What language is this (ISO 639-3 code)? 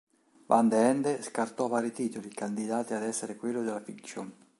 ita